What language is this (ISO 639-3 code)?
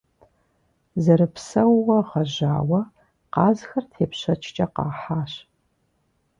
kbd